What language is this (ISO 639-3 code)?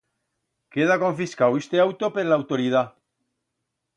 arg